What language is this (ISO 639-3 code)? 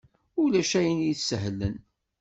kab